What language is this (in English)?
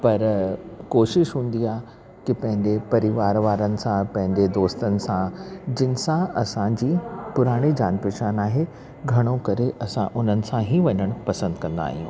Sindhi